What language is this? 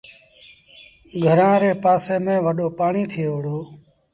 Sindhi Bhil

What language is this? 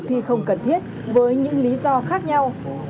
Vietnamese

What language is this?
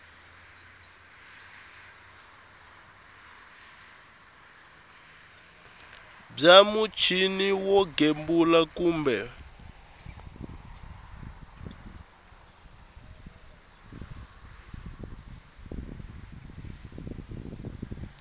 Tsonga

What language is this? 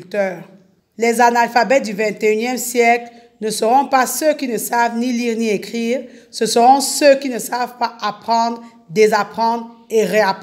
French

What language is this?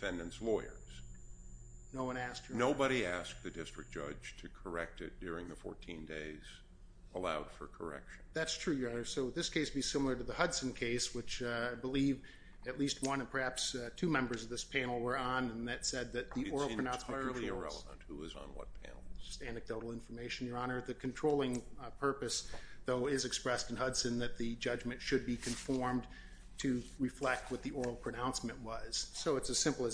English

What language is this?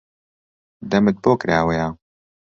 Central Kurdish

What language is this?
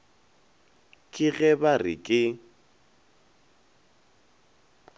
Northern Sotho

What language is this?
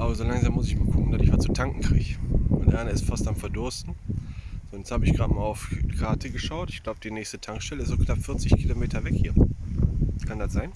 German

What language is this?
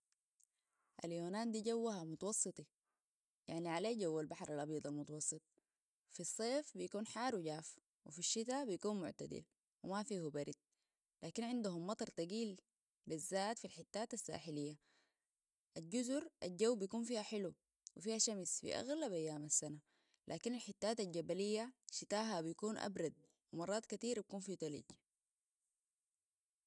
Sudanese Arabic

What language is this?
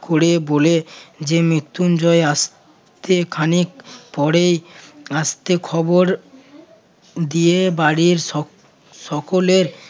Bangla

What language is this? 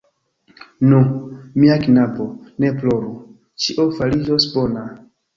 Esperanto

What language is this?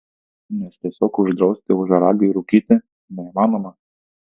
Lithuanian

